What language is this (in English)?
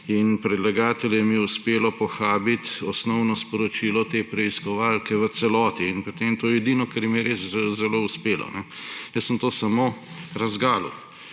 Slovenian